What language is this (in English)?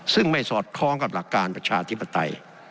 Thai